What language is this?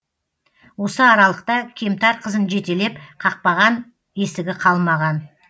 Kazakh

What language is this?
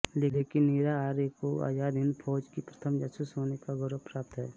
Hindi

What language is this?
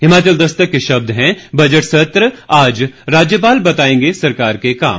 Hindi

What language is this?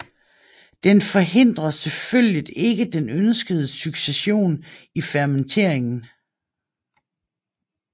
Danish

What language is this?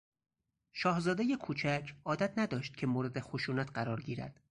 Persian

